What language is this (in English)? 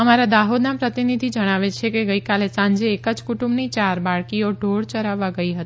Gujarati